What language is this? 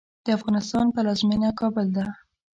Pashto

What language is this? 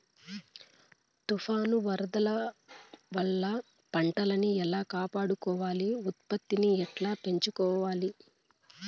Telugu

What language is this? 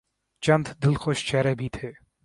Urdu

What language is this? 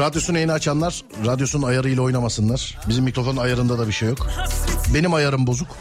Turkish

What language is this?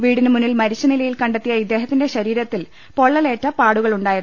Malayalam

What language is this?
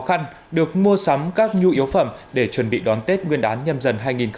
Vietnamese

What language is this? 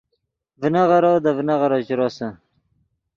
Yidgha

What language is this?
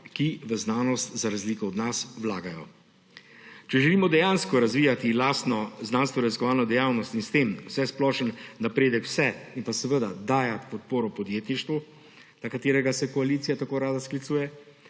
Slovenian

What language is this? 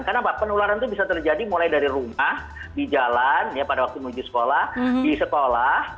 Indonesian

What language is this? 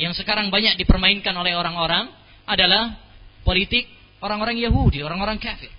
Malay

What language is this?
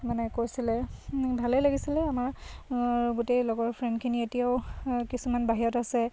Assamese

